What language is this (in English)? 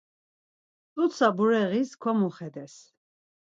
Laz